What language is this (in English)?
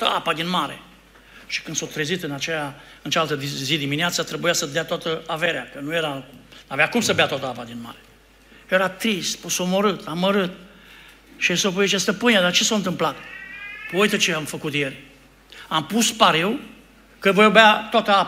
Romanian